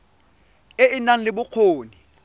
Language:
Tswana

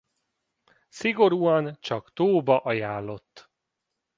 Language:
Hungarian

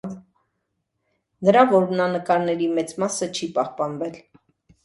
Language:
Armenian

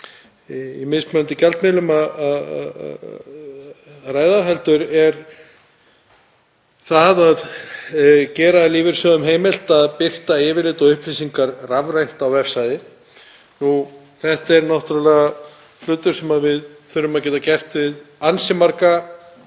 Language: Icelandic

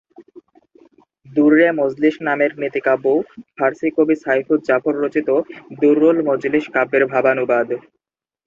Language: Bangla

